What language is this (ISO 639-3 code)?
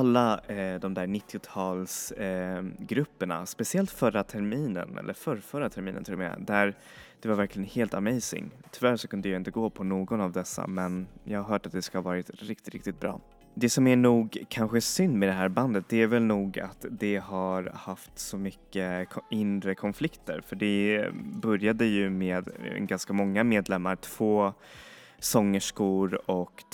swe